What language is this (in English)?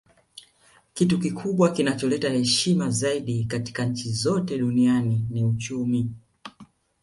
Swahili